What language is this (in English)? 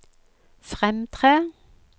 Norwegian